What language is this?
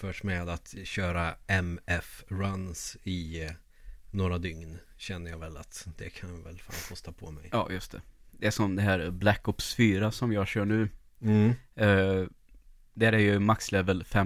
Swedish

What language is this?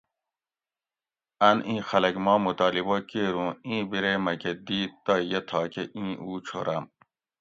Gawri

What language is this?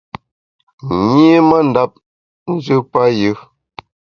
Bamun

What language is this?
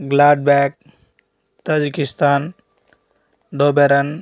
Telugu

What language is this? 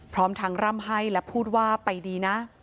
Thai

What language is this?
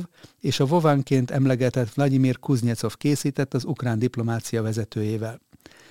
Hungarian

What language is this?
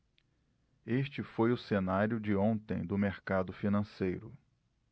Portuguese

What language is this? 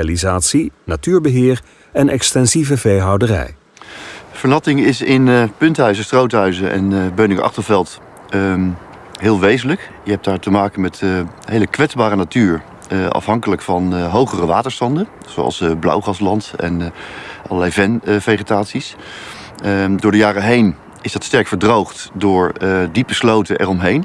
Dutch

